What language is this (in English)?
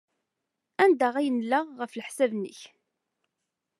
Kabyle